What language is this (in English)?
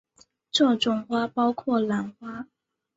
Chinese